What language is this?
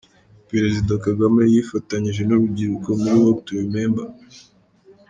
Kinyarwanda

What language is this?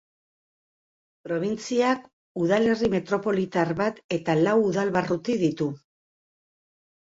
Basque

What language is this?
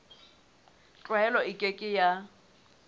Southern Sotho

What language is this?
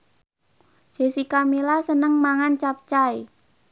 Javanese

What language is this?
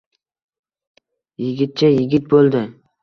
Uzbek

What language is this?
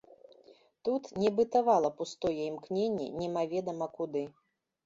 Belarusian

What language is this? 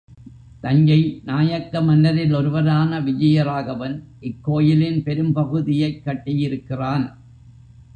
Tamil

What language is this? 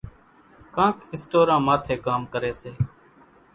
Kachi Koli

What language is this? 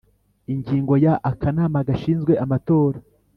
Kinyarwanda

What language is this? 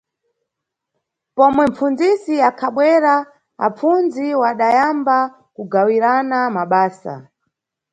Nyungwe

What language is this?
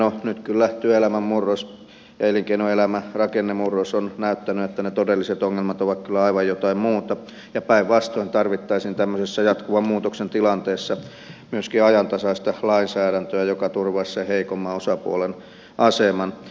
Finnish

